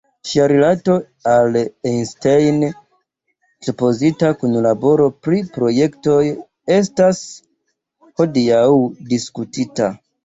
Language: Esperanto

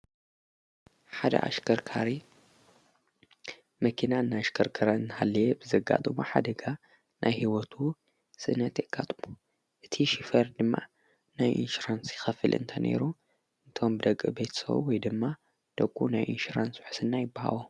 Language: Tigrinya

